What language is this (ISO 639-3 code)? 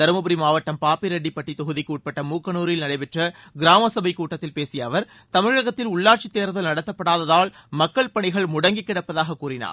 tam